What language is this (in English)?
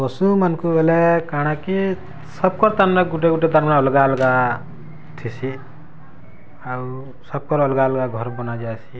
Odia